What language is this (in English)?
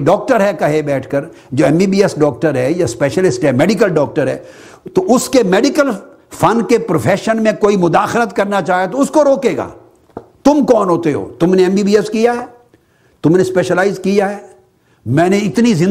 Urdu